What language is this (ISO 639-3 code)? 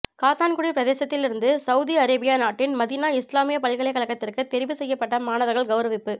tam